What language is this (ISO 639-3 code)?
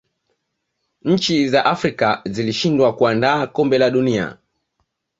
swa